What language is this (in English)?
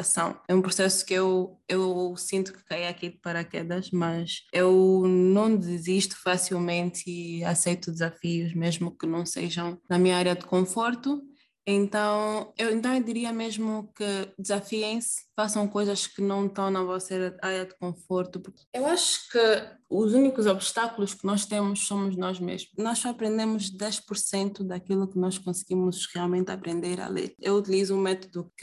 Portuguese